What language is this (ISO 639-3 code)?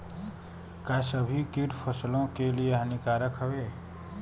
bho